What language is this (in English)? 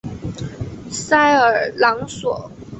Chinese